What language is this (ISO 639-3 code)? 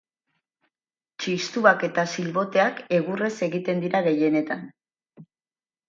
eus